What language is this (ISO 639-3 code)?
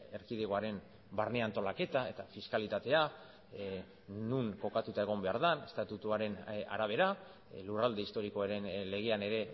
eus